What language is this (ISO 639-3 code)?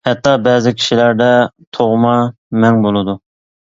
uig